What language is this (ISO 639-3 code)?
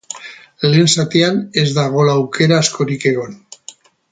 eus